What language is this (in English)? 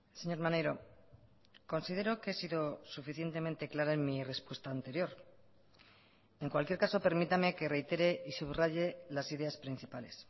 Spanish